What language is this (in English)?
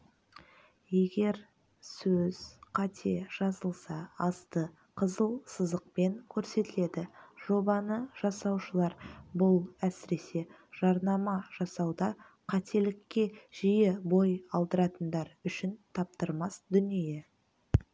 Kazakh